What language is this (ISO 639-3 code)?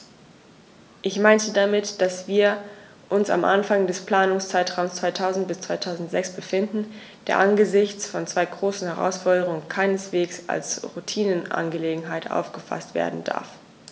deu